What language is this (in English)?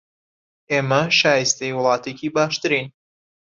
Central Kurdish